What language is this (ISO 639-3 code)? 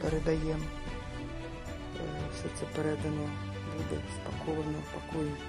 ukr